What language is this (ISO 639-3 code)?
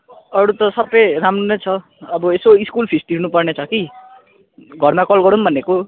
nep